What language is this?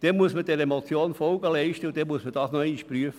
Swiss German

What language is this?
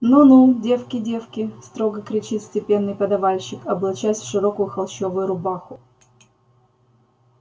Russian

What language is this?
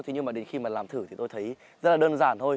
Vietnamese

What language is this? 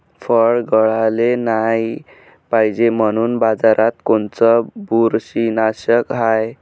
Marathi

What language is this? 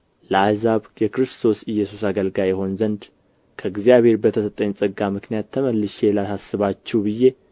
Amharic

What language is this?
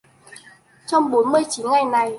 Vietnamese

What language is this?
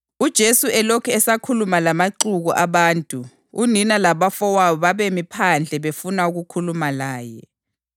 North Ndebele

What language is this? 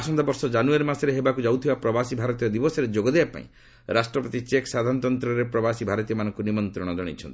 Odia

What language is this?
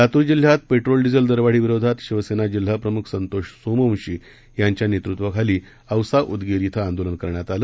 Marathi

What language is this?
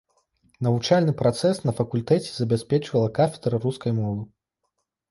Belarusian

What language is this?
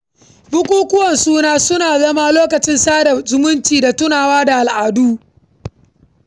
Hausa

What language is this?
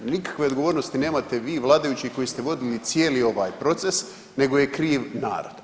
Croatian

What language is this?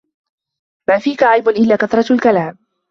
Arabic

